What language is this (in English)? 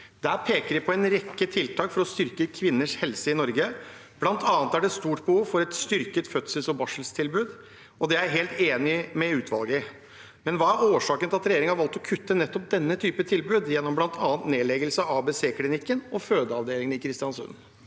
Norwegian